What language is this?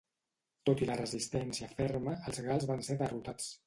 Catalan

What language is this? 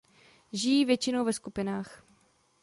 Czech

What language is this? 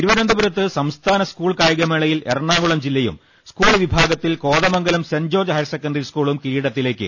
Malayalam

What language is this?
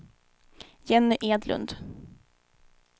Swedish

